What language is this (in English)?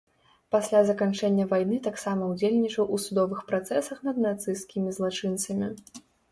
Belarusian